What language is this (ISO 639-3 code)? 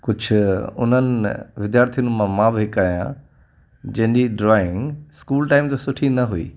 snd